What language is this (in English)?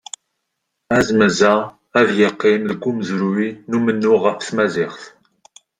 Kabyle